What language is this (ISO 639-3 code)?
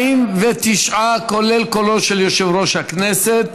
heb